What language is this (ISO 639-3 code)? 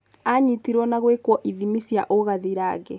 kik